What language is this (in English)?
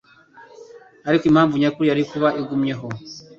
Kinyarwanda